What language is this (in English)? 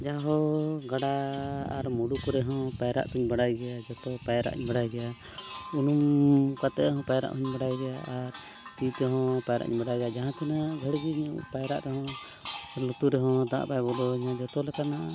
Santali